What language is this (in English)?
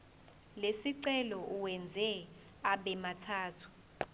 Zulu